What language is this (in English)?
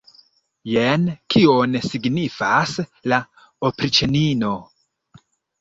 Esperanto